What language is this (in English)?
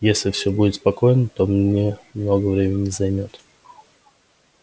Russian